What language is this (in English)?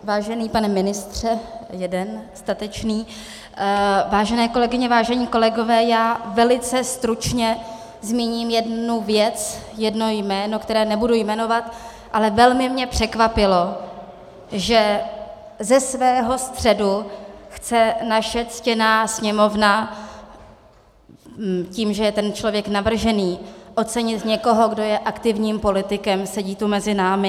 Czech